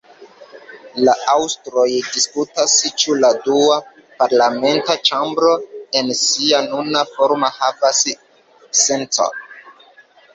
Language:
Esperanto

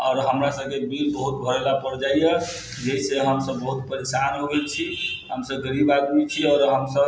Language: Maithili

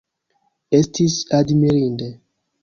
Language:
Esperanto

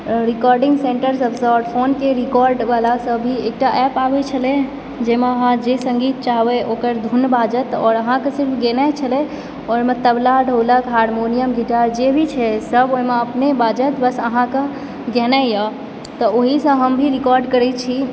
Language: Maithili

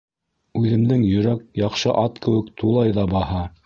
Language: Bashkir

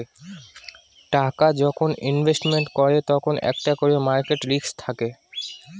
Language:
Bangla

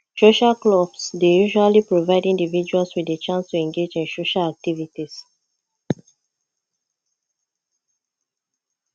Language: Nigerian Pidgin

